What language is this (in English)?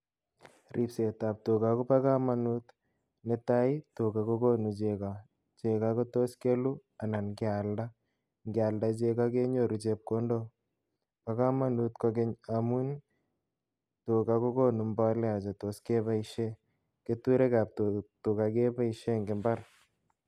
Kalenjin